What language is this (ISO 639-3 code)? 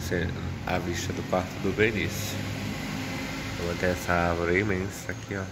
por